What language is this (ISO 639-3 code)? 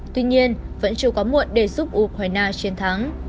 vie